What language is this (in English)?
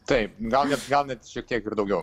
Lithuanian